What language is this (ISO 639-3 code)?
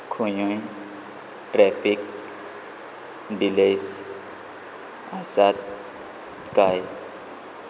kok